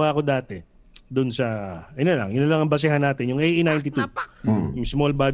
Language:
Filipino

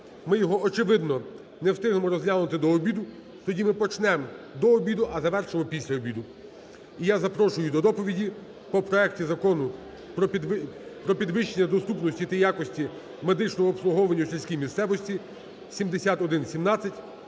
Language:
Ukrainian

